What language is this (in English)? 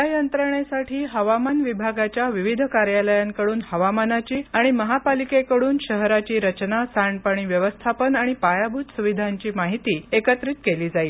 Marathi